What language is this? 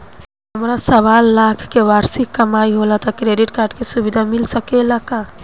Bhojpuri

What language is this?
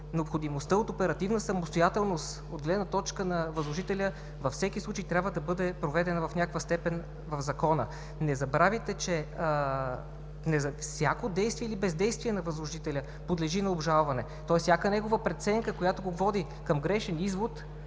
Bulgarian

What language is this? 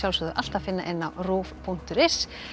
Icelandic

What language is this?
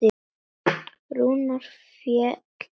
Icelandic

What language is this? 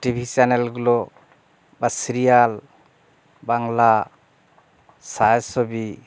Bangla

